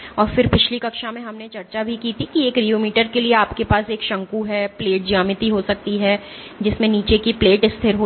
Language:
Hindi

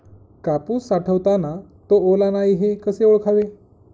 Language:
Marathi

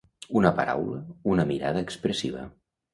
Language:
Catalan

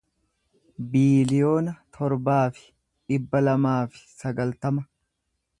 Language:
Oromo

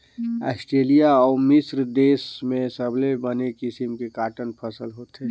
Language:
Chhattisgarhi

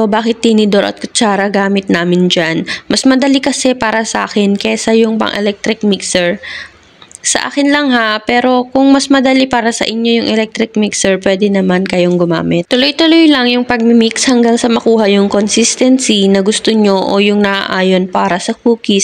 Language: Filipino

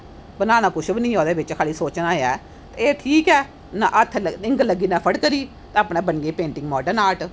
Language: Dogri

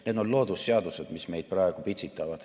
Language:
Estonian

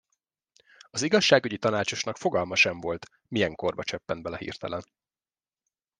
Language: Hungarian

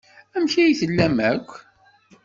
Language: Kabyle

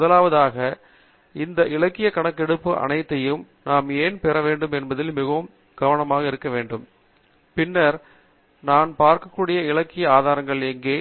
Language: Tamil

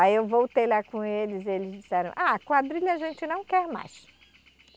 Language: Portuguese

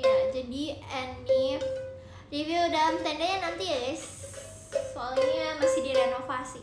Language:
Indonesian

